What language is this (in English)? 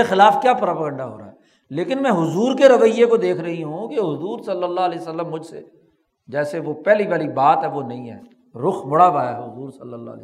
Urdu